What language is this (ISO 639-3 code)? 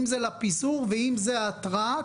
heb